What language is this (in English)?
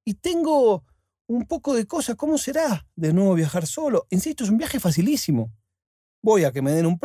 Spanish